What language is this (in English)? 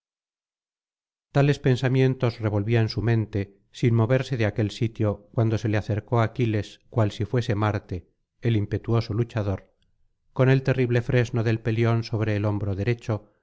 Spanish